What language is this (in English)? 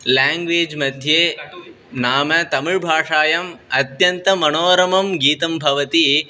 Sanskrit